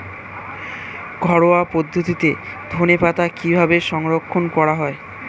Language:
Bangla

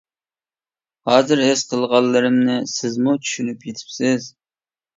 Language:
Uyghur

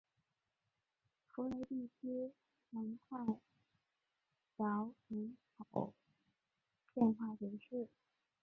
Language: Chinese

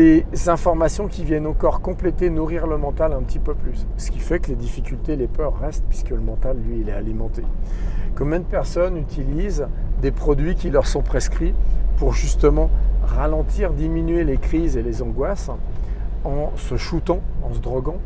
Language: French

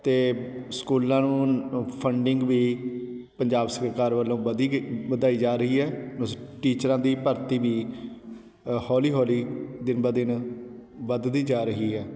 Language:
Punjabi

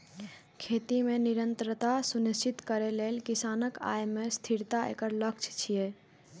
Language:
Maithili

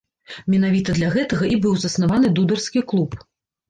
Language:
Belarusian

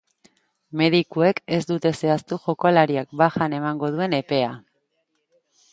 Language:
Basque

